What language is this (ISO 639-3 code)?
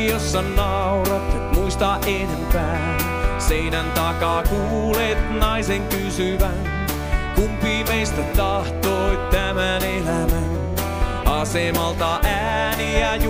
fin